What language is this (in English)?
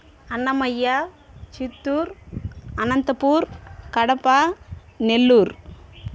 Telugu